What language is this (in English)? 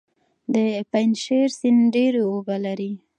Pashto